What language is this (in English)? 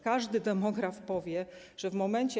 Polish